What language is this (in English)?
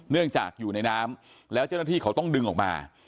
Thai